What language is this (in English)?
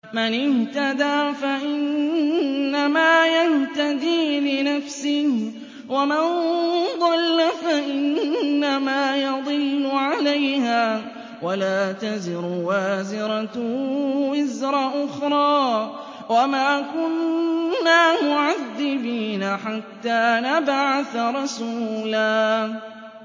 Arabic